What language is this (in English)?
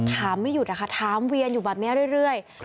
Thai